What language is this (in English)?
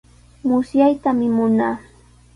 Sihuas Ancash Quechua